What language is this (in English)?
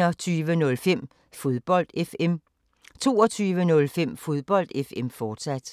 Danish